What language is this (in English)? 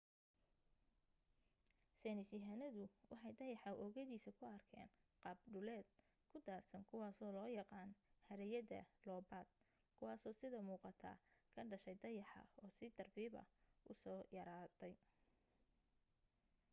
Somali